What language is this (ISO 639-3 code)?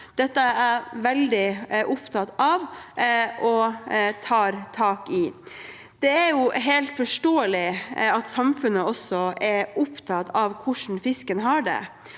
nor